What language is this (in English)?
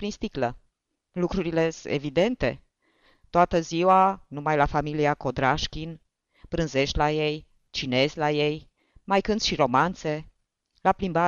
Romanian